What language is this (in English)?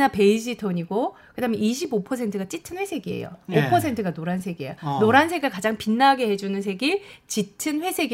Korean